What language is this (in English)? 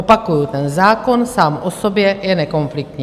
Czech